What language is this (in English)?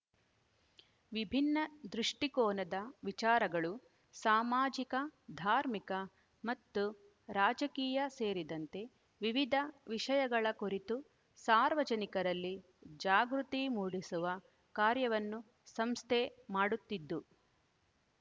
Kannada